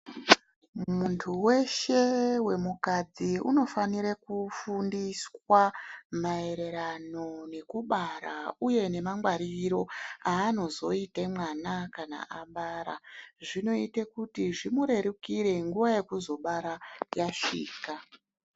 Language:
Ndau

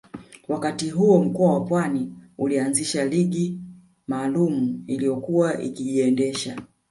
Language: Swahili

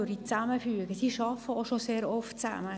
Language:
Swiss German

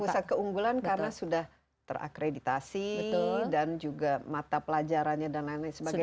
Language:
Indonesian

